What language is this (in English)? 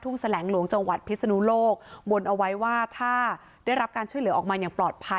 Thai